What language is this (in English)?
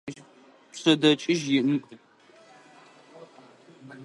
Adyghe